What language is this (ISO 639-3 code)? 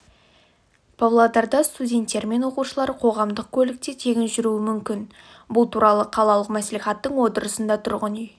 kaz